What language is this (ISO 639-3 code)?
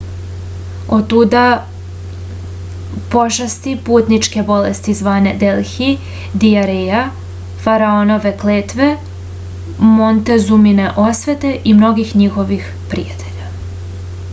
srp